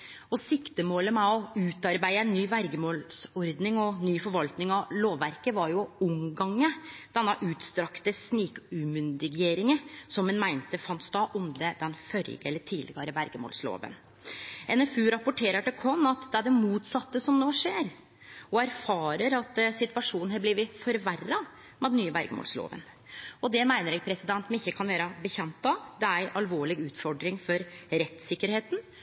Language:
Norwegian Nynorsk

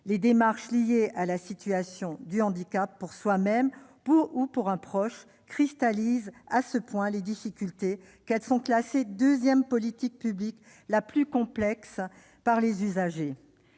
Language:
French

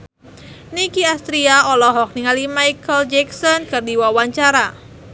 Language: Sundanese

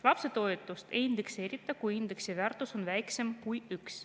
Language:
Estonian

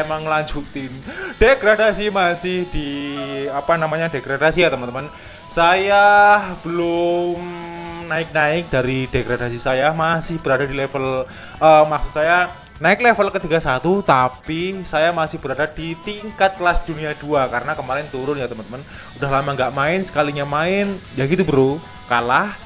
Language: Indonesian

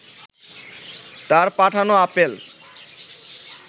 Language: Bangla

